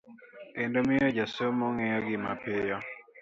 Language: Luo (Kenya and Tanzania)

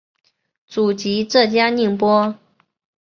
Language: Chinese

